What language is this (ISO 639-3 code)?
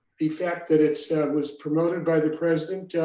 eng